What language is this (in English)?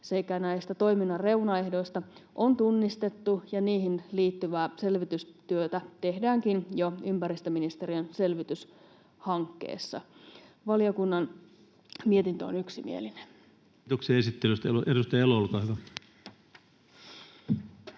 Finnish